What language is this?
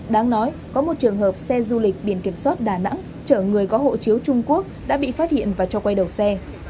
Vietnamese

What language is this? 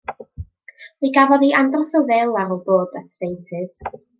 Welsh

